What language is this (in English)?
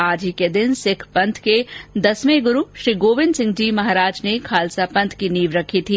Hindi